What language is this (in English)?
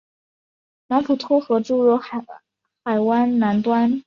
Chinese